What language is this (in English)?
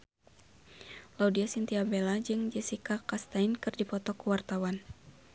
Sundanese